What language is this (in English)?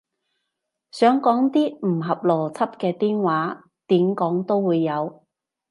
Cantonese